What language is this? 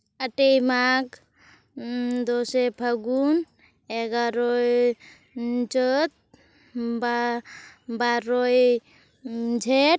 Santali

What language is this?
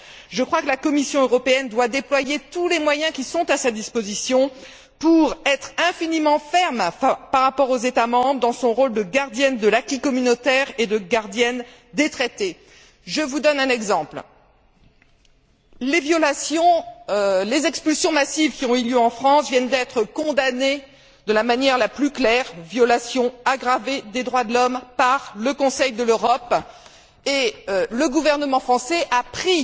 French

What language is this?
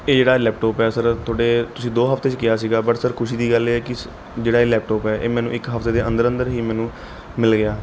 Punjabi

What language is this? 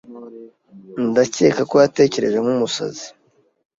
Kinyarwanda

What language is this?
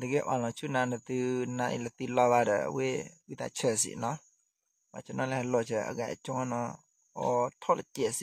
Thai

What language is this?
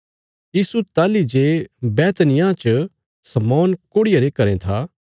Bilaspuri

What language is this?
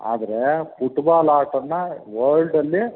Kannada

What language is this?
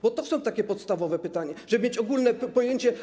Polish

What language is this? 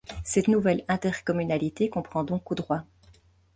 French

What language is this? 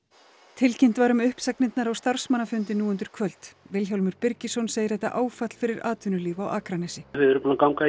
Icelandic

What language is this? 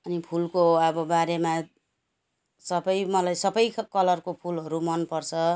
Nepali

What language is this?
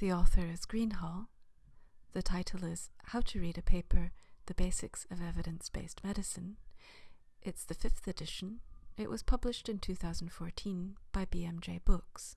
English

